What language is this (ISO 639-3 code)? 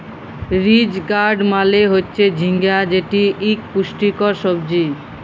ben